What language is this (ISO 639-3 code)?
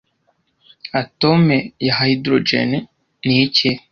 kin